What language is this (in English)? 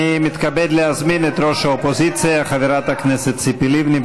Hebrew